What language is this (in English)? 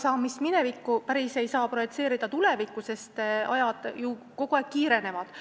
Estonian